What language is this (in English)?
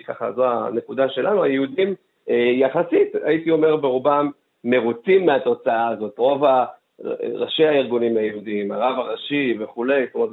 Hebrew